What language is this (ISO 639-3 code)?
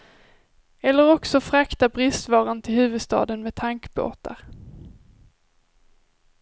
swe